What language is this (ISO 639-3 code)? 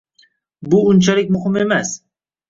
uzb